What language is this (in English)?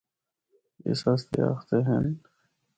Northern Hindko